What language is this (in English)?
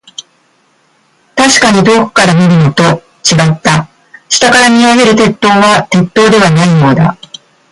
Japanese